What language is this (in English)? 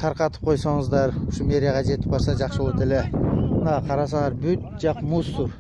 Turkish